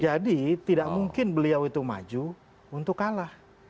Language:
Indonesian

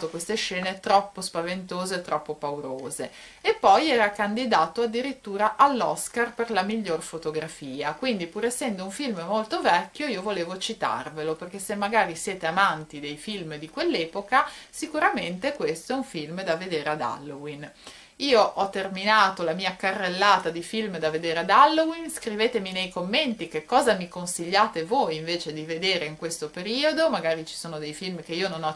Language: Italian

